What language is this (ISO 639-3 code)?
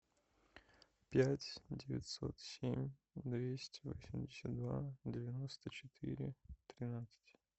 rus